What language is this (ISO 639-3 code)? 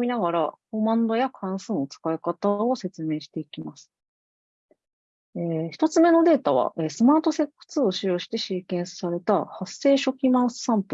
jpn